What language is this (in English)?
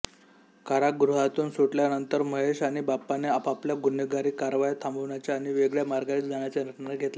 Marathi